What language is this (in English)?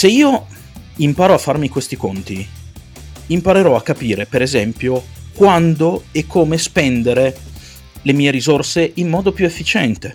Italian